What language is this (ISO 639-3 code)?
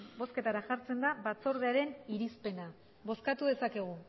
eus